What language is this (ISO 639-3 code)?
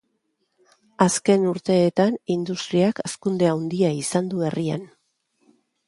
eus